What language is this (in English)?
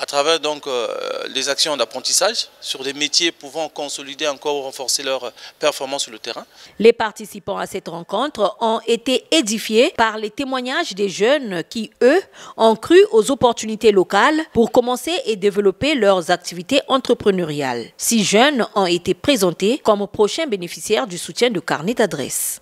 French